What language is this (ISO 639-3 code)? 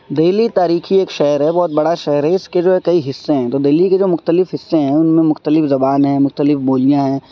urd